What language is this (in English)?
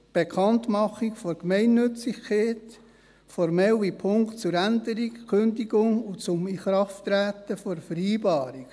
Swiss German